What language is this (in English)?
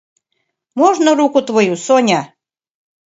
Mari